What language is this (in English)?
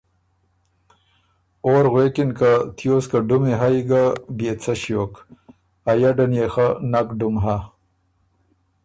Ormuri